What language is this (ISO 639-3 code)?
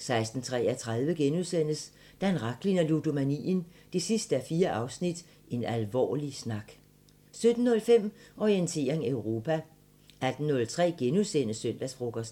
dan